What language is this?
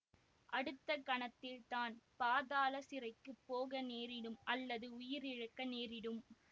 Tamil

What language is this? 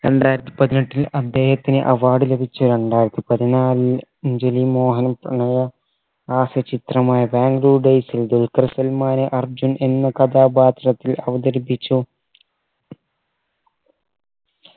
Malayalam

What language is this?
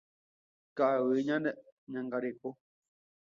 Guarani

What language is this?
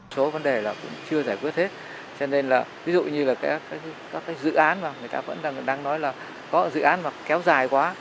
Vietnamese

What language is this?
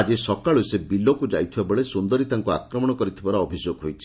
Odia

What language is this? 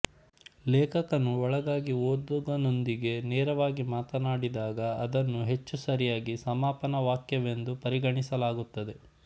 Kannada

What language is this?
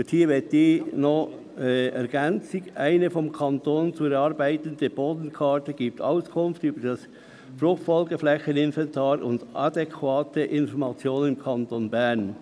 Swiss German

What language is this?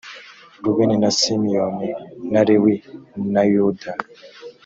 Kinyarwanda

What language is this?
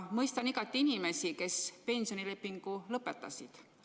Estonian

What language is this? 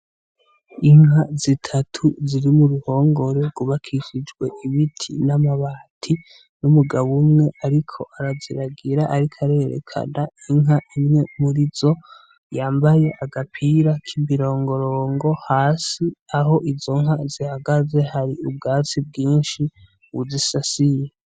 Rundi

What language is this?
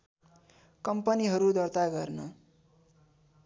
Nepali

